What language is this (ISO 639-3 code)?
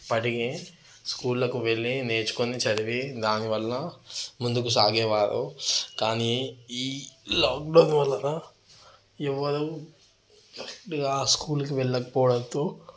tel